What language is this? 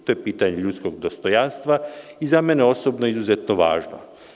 Serbian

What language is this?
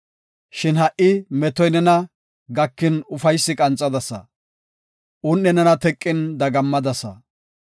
Gofa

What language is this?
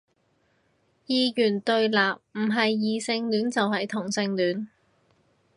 Cantonese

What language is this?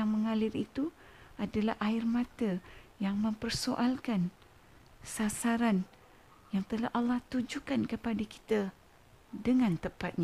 Malay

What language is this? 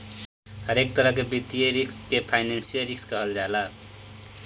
Bhojpuri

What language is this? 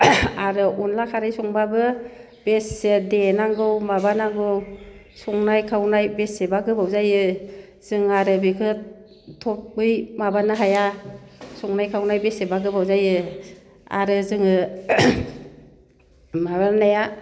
Bodo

